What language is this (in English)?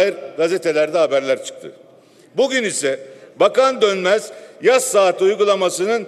Turkish